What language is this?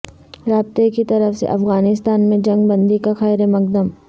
Urdu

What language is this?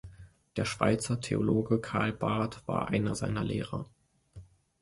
German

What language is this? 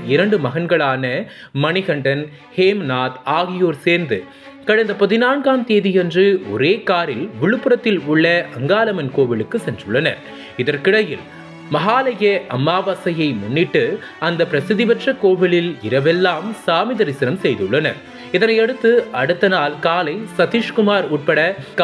Arabic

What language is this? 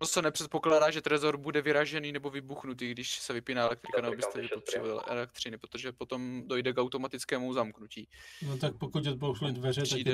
Czech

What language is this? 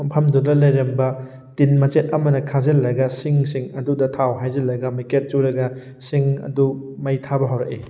Manipuri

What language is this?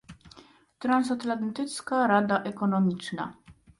Polish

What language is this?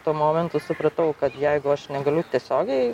Lithuanian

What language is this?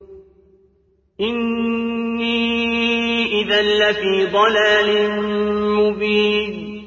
Arabic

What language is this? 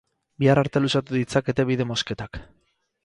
Basque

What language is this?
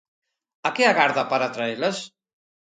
Galician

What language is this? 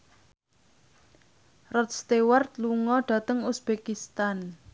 Javanese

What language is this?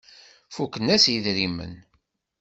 Kabyle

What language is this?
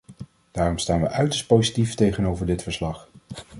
Dutch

